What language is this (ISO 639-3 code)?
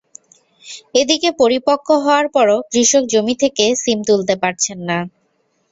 ben